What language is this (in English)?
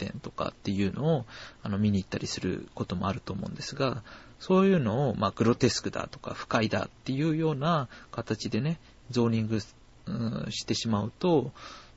Japanese